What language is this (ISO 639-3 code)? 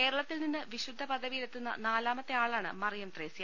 mal